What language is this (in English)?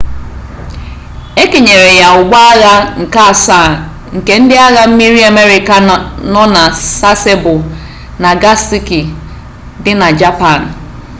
Igbo